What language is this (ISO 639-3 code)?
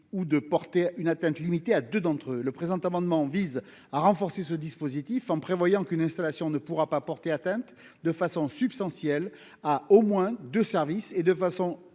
fra